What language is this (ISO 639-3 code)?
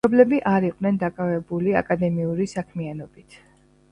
kat